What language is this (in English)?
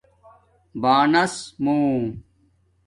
Domaaki